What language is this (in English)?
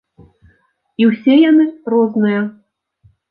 Belarusian